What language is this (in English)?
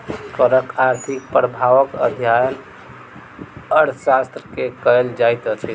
Maithili